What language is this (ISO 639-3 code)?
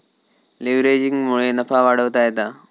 mar